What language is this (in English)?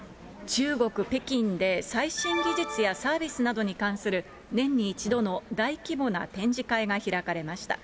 Japanese